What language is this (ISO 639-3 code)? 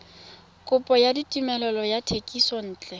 tsn